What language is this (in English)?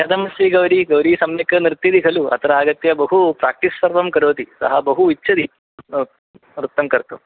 Sanskrit